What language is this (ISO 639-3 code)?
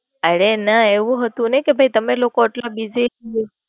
guj